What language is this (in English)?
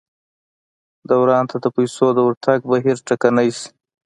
Pashto